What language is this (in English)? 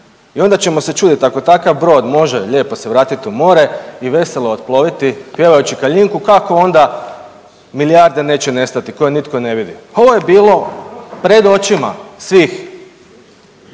Croatian